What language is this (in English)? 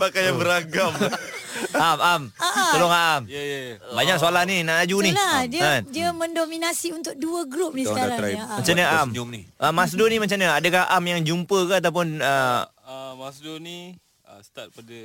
Malay